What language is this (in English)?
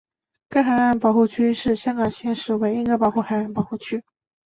Chinese